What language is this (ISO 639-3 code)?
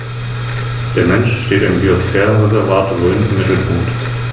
deu